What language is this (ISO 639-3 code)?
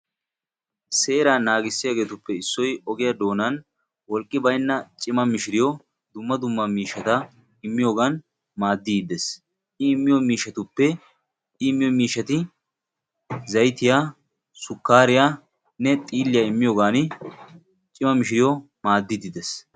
wal